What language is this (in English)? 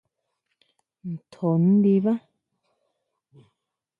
Huautla Mazatec